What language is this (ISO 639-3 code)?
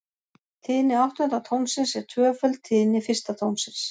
isl